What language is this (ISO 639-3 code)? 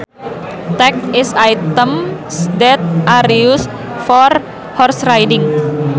sun